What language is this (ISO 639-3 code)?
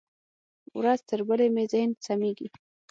pus